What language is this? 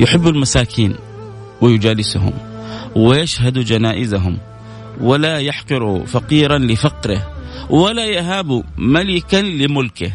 Arabic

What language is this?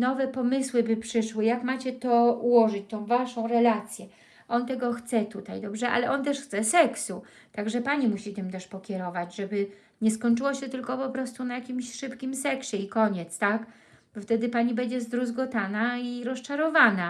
Polish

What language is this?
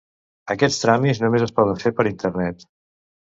Catalan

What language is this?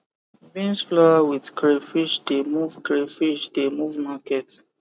Nigerian Pidgin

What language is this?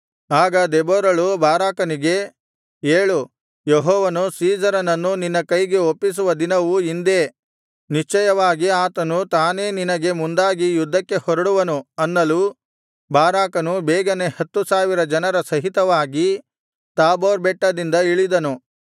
Kannada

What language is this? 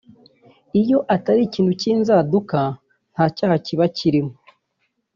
Kinyarwanda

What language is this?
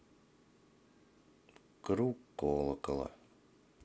Russian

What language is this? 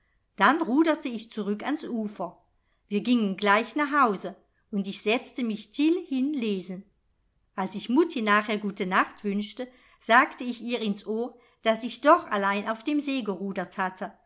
German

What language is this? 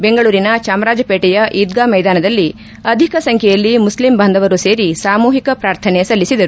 Kannada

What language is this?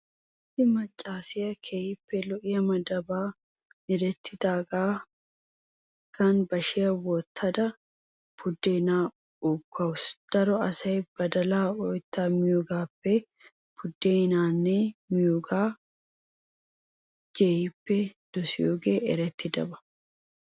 Wolaytta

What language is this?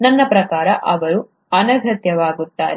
Kannada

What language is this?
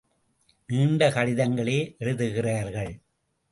Tamil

